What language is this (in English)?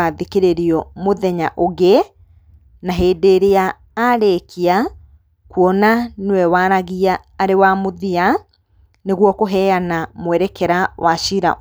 Kikuyu